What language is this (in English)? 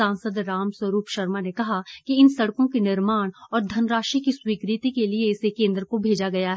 Hindi